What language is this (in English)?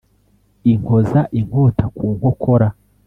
Kinyarwanda